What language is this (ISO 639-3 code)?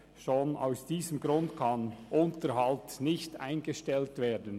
gsw